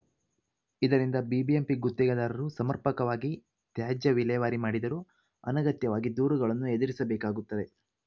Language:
Kannada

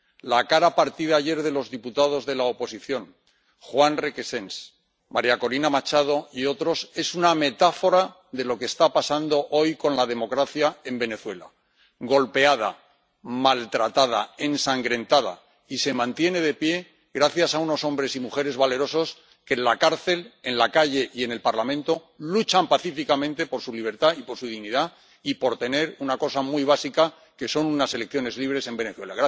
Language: Spanish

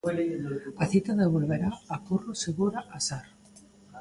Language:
Galician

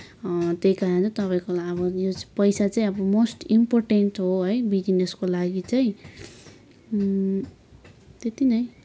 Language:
Nepali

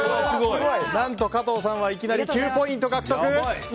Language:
Japanese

